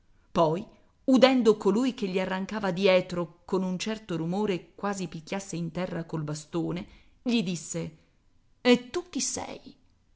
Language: Italian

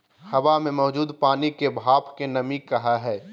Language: Magahi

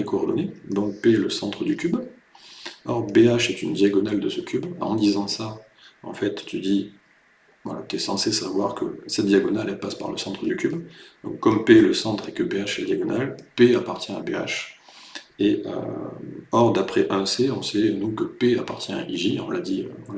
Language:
French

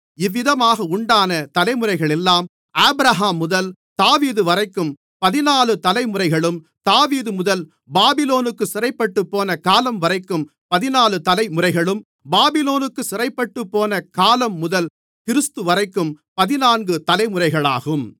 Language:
Tamil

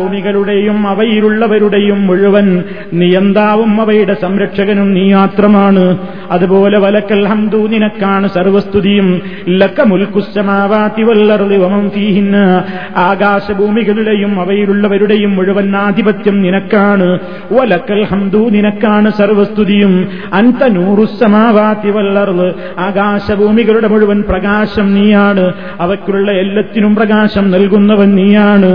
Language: Malayalam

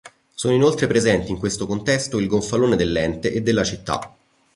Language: Italian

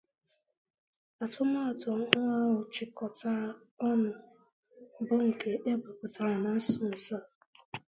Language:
Igbo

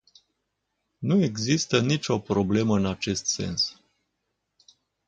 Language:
Romanian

